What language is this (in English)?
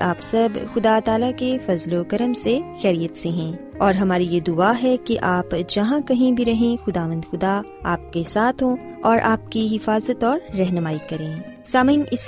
Urdu